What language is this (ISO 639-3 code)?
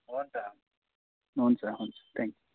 nep